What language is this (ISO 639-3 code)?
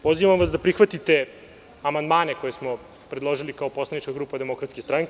srp